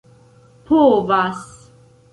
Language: Esperanto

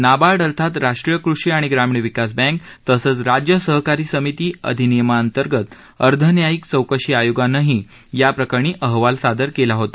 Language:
Marathi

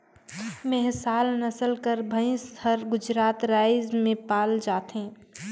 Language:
Chhattisgarhi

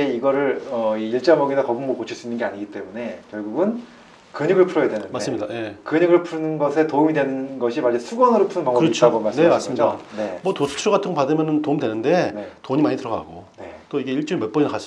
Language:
Korean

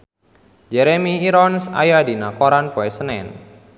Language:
Sundanese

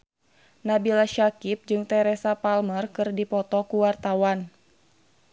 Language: Sundanese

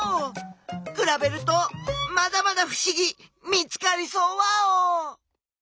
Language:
Japanese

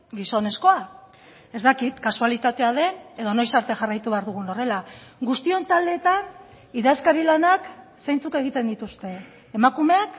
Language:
Basque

